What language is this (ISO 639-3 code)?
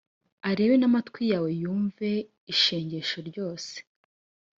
kin